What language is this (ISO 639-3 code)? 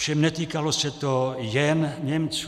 ces